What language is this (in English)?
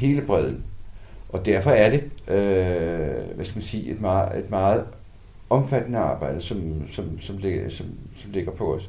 Danish